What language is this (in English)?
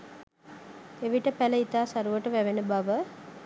Sinhala